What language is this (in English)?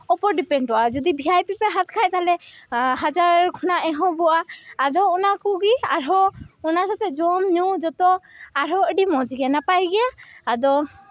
Santali